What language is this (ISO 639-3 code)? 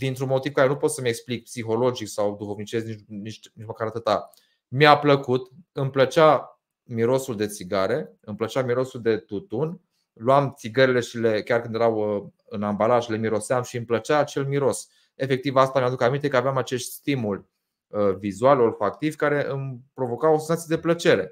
ron